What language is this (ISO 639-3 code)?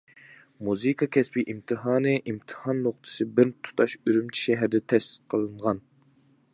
uig